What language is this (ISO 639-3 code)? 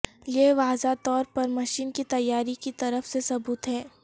urd